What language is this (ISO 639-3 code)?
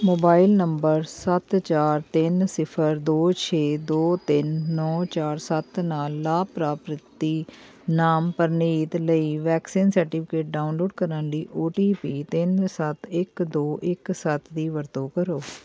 pan